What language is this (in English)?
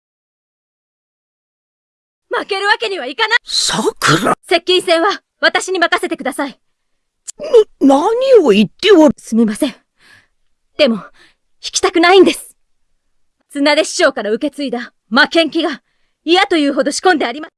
Japanese